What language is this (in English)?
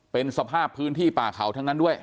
Thai